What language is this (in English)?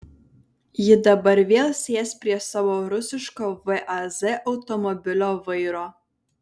Lithuanian